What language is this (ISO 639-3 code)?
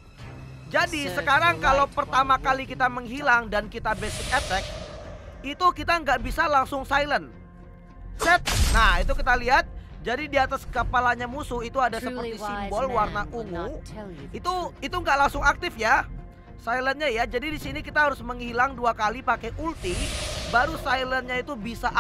ind